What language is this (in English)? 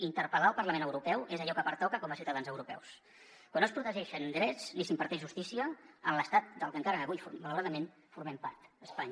Catalan